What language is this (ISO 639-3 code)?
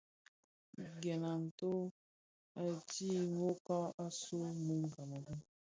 ksf